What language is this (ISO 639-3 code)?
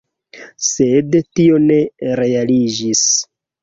epo